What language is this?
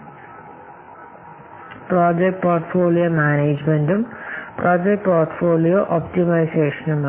Malayalam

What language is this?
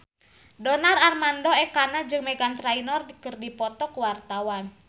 Sundanese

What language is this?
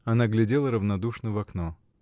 Russian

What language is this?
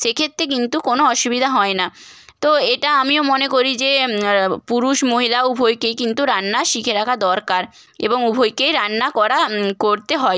Bangla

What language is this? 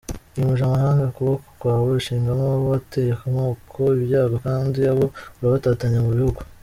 Kinyarwanda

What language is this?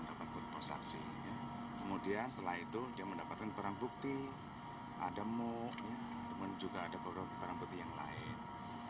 Indonesian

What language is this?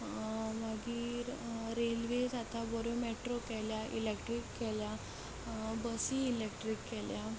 Konkani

